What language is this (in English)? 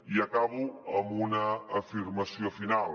Catalan